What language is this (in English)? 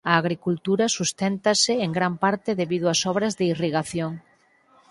Galician